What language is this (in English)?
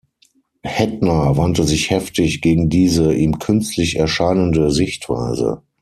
German